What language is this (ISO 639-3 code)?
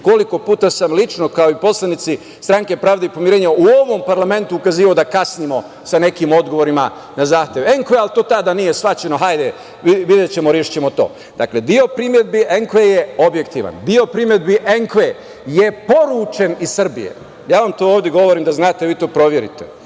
srp